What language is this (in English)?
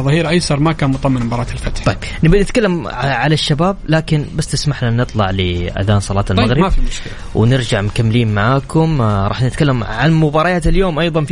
Arabic